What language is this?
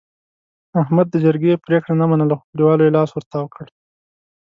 Pashto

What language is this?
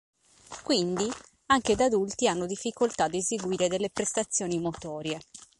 Italian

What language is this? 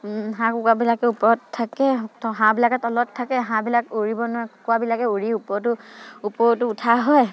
Assamese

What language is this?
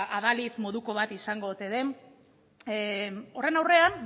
Basque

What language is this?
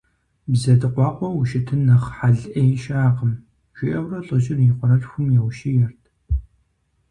Kabardian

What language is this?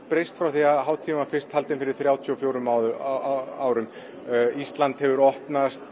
Icelandic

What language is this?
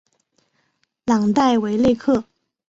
Chinese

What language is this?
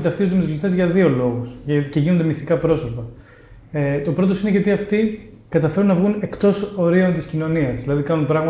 Greek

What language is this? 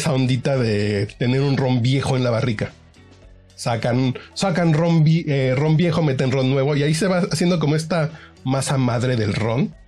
Spanish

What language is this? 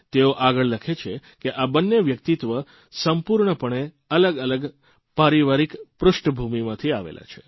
Gujarati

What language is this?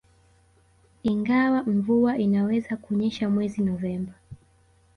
Swahili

